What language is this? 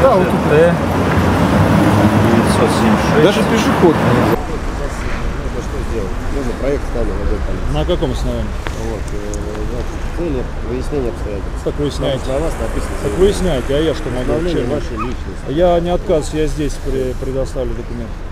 Russian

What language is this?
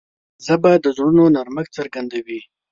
Pashto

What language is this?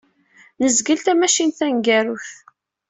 Kabyle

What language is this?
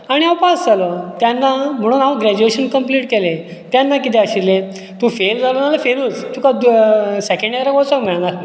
Konkani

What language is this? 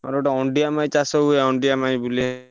Odia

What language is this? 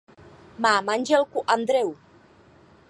Czech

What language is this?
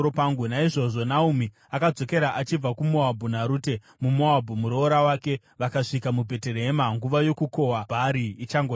Shona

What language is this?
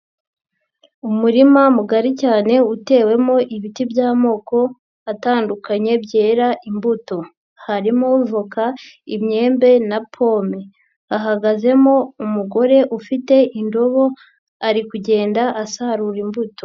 Kinyarwanda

